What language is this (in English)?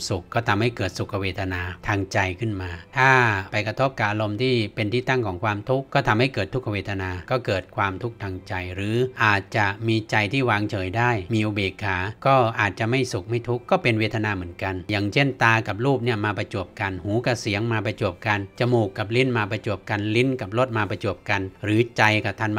Thai